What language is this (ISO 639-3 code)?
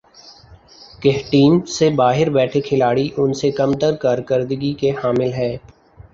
urd